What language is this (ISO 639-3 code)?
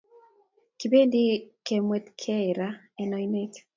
kln